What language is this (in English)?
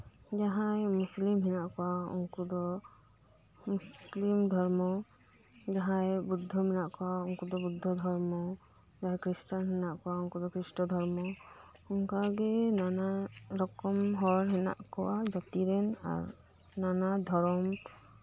Santali